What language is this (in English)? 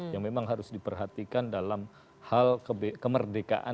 Indonesian